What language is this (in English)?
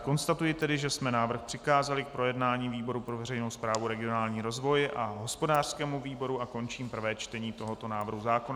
Czech